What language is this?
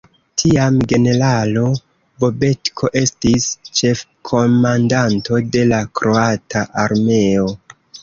Esperanto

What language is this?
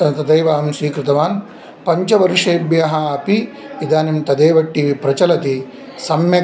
Sanskrit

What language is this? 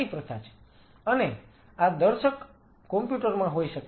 Gujarati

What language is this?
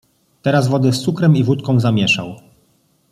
Polish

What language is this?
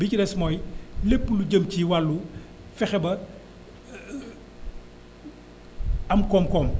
Wolof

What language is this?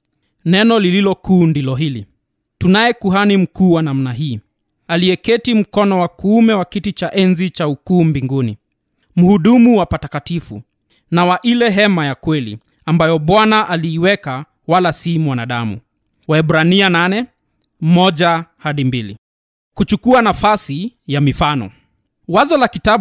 Swahili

